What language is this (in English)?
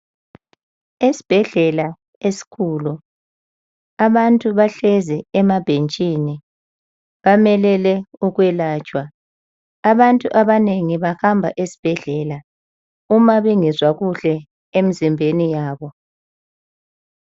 North Ndebele